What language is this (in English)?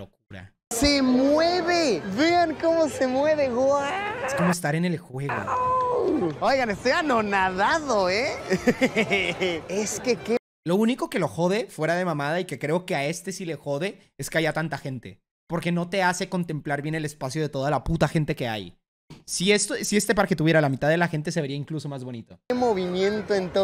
Spanish